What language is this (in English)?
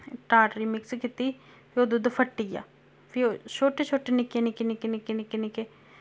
Dogri